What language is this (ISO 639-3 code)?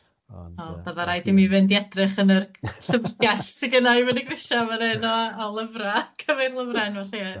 cym